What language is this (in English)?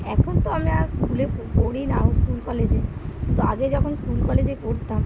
Bangla